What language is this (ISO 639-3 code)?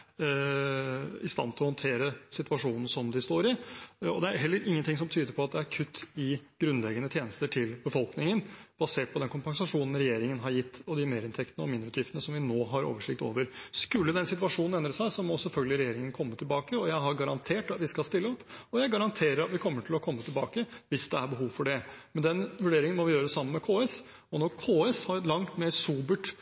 nob